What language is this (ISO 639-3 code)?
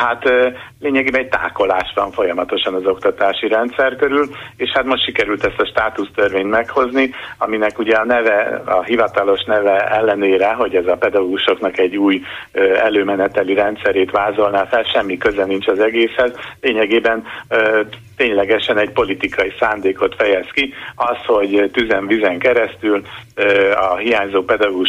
hun